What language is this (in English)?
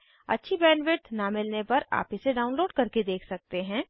Hindi